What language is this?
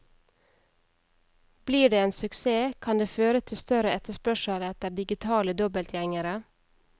Norwegian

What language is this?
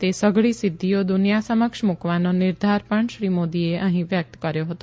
Gujarati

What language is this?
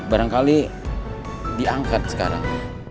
Indonesian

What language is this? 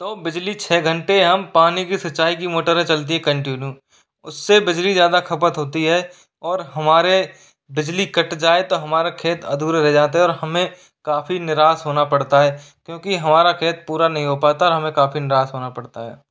Hindi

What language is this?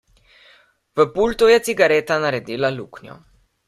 Slovenian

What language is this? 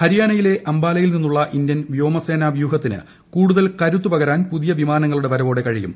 Malayalam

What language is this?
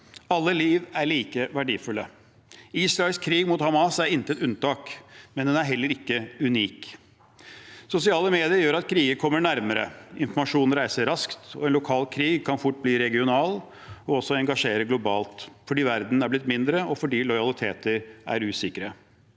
Norwegian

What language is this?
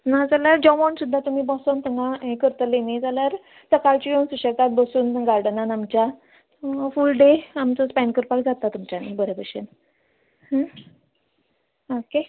Konkani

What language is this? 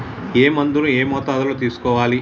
Telugu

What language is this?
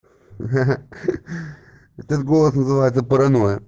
Russian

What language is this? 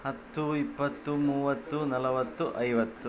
Kannada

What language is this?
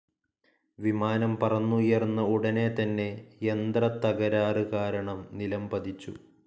Malayalam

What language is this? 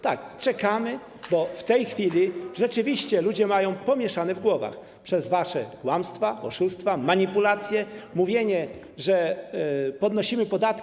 Polish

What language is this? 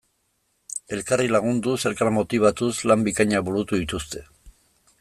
Basque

